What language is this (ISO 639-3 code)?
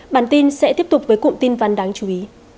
vie